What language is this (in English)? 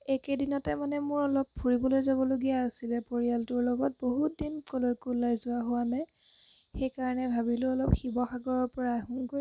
Assamese